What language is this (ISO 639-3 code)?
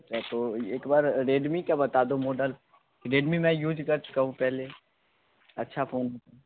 hin